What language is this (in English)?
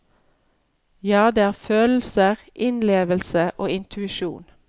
Norwegian